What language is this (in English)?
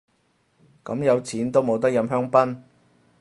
Cantonese